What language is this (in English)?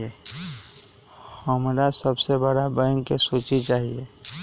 Magahi